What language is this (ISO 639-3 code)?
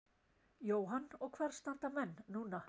isl